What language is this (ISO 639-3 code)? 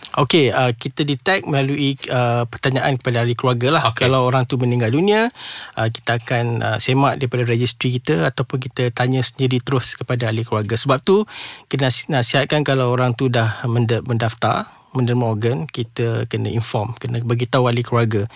msa